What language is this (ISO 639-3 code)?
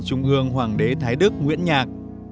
vie